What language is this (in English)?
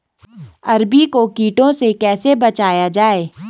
Hindi